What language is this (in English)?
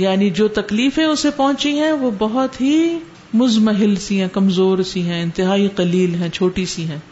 Urdu